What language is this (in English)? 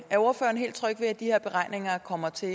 Danish